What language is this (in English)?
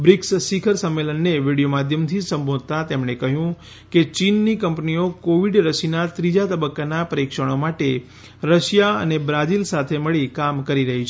Gujarati